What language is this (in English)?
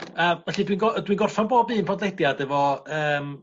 Welsh